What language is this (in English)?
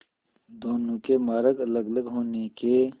Hindi